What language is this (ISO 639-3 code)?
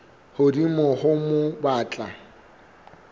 sot